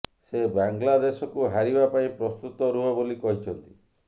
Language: Odia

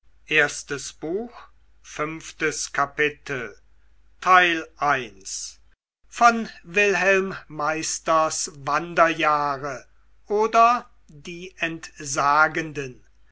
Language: German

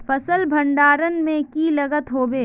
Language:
Magahi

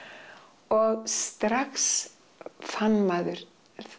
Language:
Icelandic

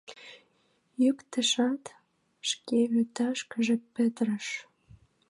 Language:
Mari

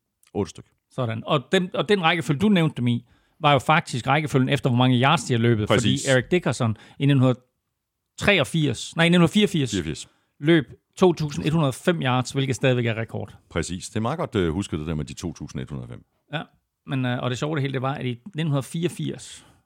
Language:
Danish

